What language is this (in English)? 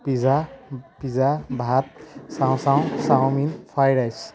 Assamese